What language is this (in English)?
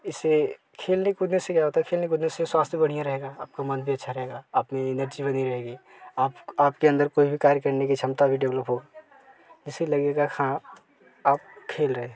Hindi